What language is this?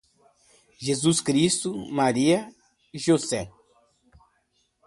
Portuguese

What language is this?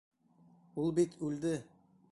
Bashkir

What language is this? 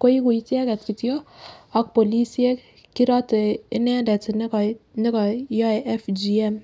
Kalenjin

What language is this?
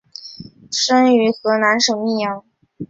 Chinese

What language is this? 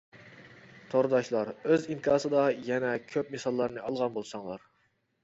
Uyghur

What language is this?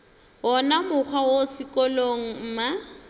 Northern Sotho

